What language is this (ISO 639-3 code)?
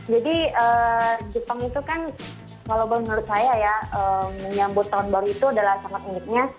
ind